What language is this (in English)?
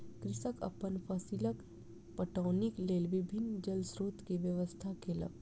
Maithili